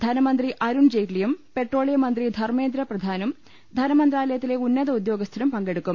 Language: Malayalam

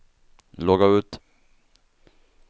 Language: Swedish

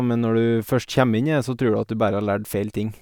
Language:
Norwegian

